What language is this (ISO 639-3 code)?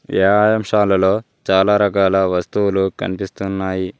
tel